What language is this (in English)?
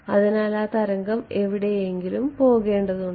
Malayalam